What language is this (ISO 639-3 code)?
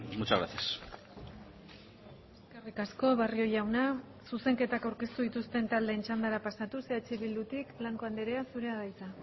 eus